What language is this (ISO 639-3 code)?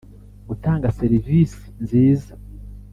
kin